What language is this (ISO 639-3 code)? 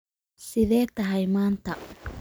som